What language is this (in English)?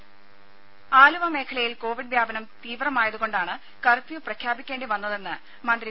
Malayalam